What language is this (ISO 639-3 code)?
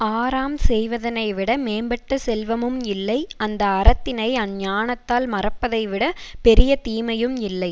tam